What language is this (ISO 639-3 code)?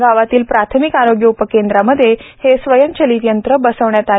mar